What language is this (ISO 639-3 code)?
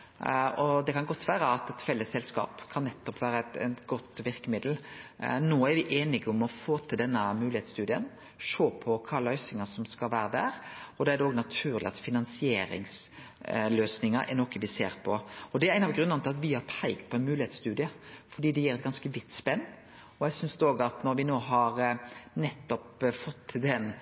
nno